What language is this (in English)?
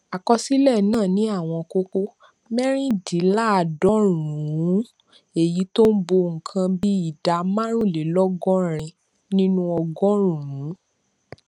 Yoruba